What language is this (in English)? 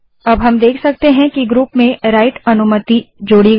Hindi